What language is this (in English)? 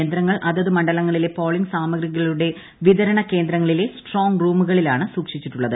Malayalam